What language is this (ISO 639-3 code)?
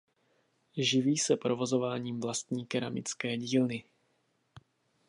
ces